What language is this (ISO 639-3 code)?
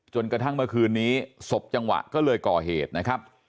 tha